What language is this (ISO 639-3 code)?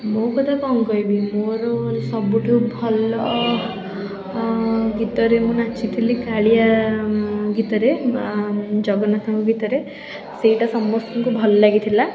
ori